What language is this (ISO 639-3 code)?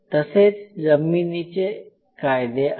mar